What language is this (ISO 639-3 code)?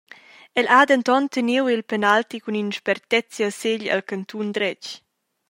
roh